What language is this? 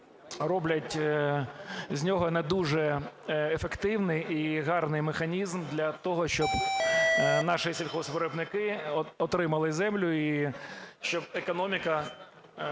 Ukrainian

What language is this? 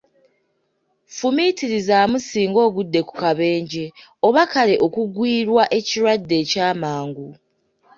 Ganda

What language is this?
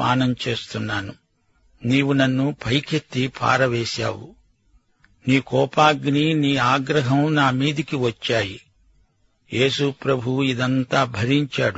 Telugu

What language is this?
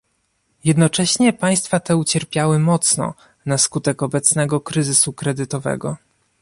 Polish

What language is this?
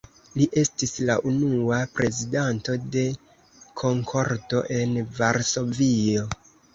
Esperanto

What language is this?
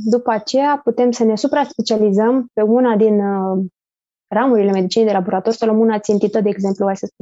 Romanian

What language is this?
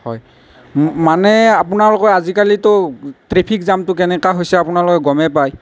Assamese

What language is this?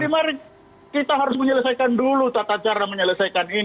Indonesian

